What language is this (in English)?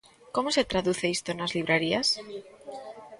Galician